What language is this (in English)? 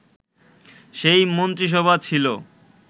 Bangla